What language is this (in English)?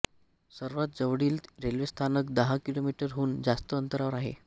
Marathi